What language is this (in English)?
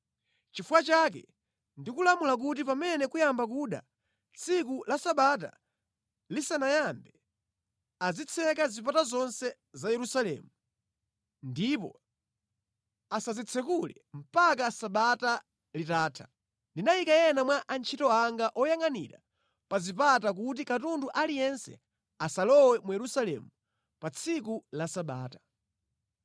Nyanja